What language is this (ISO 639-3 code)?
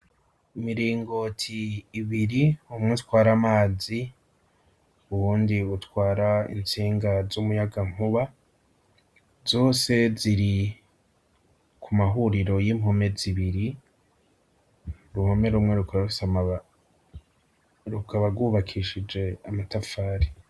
run